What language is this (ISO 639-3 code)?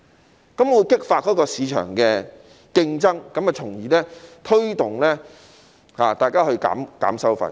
yue